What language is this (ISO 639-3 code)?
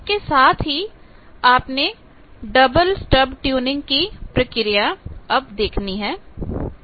hin